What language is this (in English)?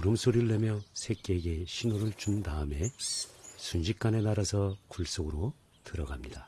Korean